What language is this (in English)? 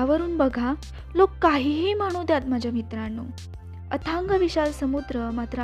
Marathi